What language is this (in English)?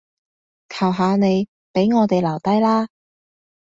Cantonese